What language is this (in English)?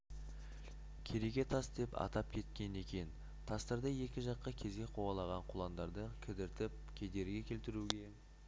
Kazakh